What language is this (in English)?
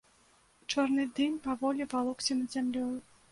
Belarusian